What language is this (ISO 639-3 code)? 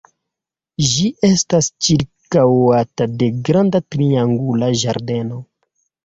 epo